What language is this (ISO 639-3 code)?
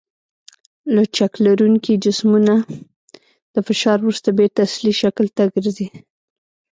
pus